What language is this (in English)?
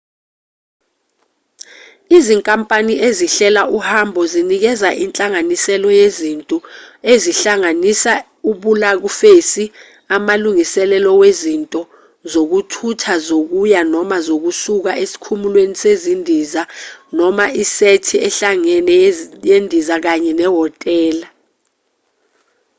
Zulu